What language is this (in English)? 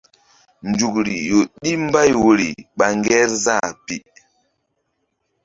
Mbum